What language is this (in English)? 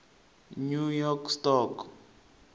Tsonga